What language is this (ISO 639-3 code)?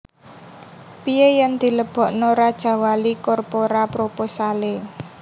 jav